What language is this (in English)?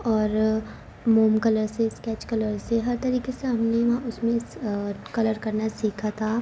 Urdu